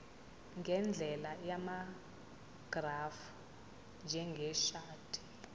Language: Zulu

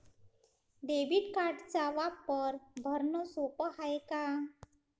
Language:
Marathi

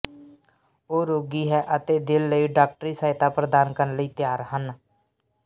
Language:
Punjabi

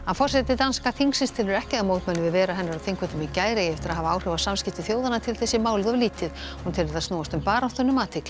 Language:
Icelandic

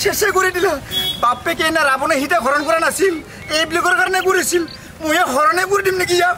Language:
Thai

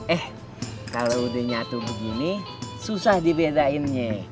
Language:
Indonesian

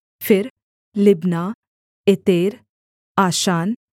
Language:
Hindi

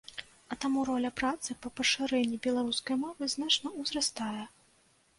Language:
Belarusian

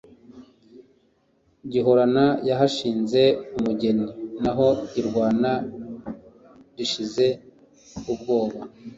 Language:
Kinyarwanda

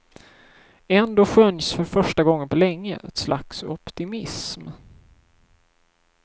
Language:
Swedish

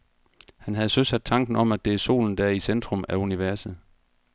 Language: Danish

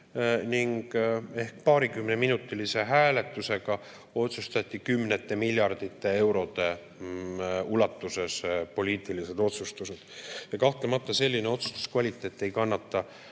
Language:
Estonian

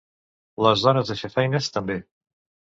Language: Catalan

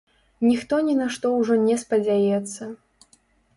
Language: Belarusian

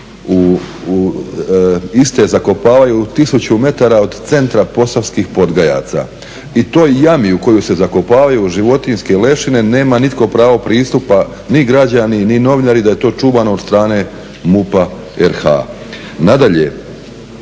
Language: Croatian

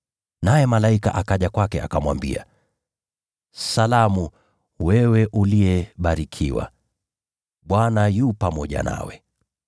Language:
Swahili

